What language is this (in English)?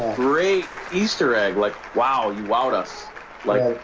English